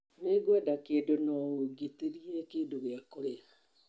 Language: Kikuyu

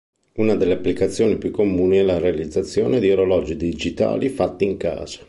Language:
Italian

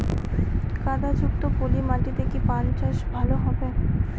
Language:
Bangla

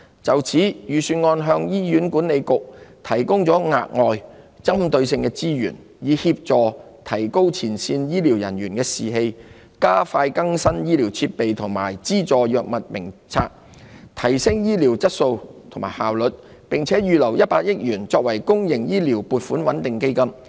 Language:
Cantonese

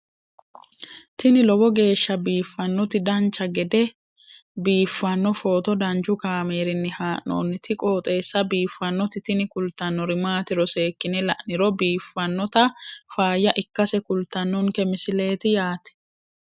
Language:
Sidamo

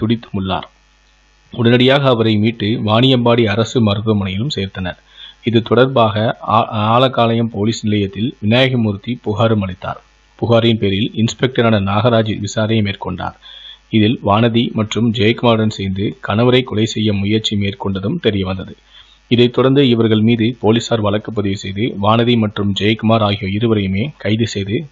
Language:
Hindi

